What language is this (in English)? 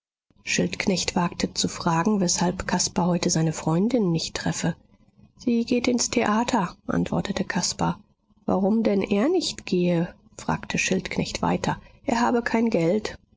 German